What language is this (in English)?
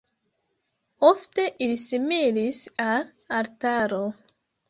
Esperanto